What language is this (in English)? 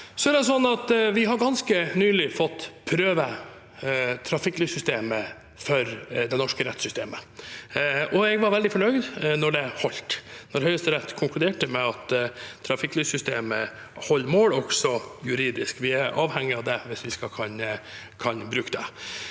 Norwegian